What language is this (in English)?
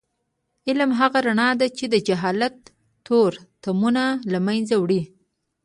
Pashto